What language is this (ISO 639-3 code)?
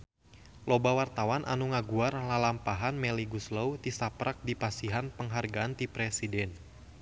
sun